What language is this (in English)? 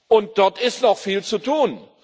German